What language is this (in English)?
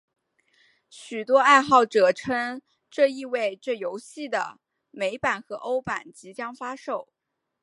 Chinese